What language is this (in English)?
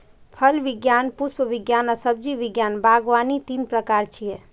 Maithili